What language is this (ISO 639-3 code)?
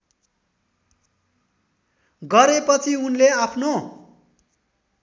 nep